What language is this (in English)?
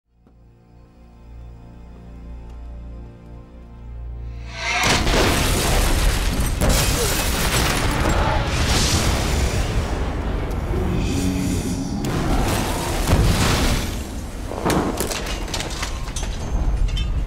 English